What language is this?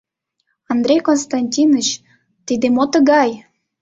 Mari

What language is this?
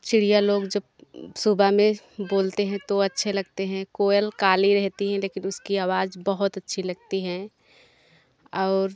Hindi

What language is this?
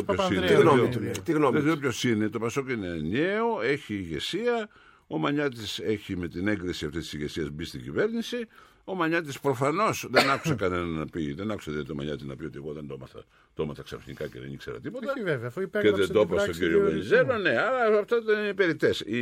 Greek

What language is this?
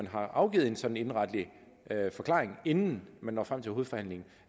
Danish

